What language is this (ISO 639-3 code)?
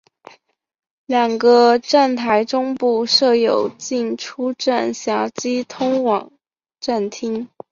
zho